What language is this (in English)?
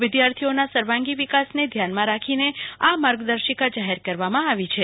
Gujarati